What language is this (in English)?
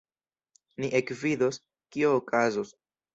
Esperanto